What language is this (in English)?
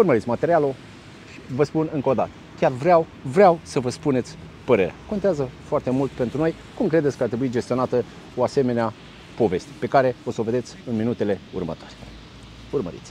Romanian